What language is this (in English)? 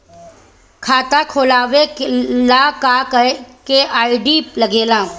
Bhojpuri